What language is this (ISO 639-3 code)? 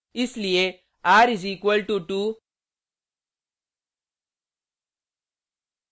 hin